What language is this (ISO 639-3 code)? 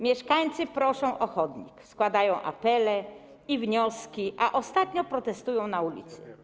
pol